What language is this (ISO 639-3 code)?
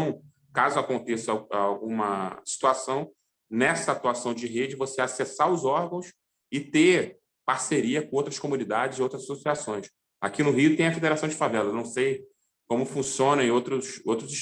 por